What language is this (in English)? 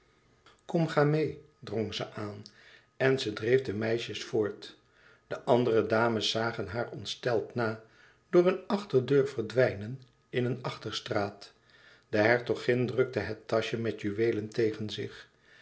Dutch